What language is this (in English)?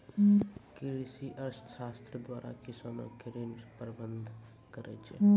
Maithili